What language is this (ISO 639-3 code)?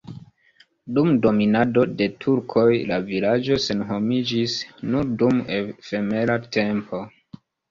epo